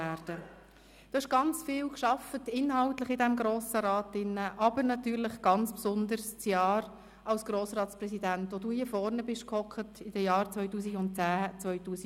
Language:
Swiss German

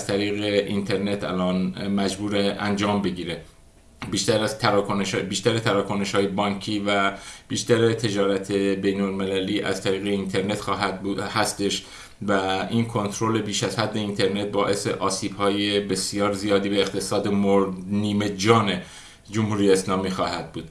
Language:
Persian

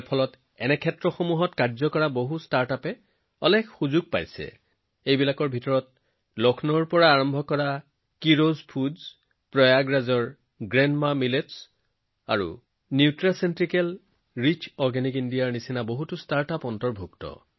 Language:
Assamese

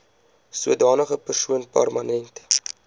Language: Afrikaans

